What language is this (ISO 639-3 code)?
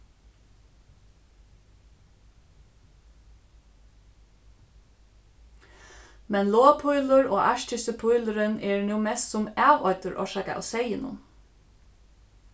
fao